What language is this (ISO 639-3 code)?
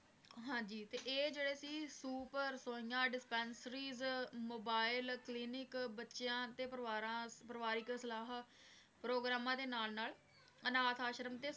pan